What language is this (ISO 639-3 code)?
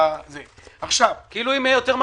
heb